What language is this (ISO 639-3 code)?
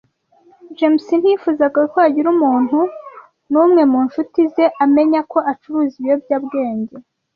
kin